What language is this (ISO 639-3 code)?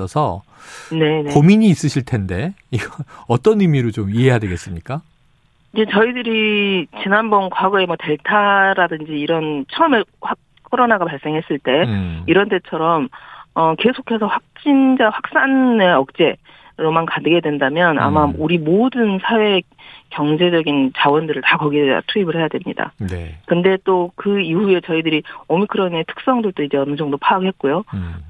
kor